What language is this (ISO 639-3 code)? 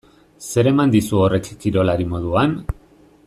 eus